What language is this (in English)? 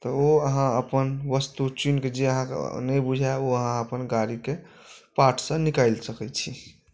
Maithili